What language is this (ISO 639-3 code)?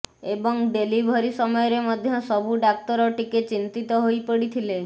ori